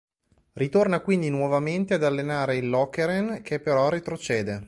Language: Italian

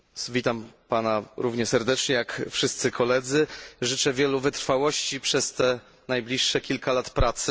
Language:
Polish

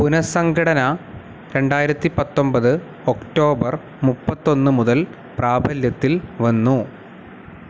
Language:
Malayalam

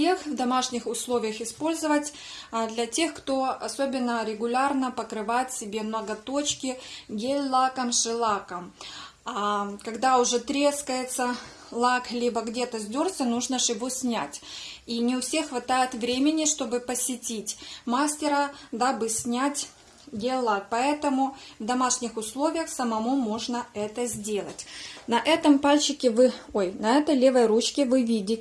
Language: Russian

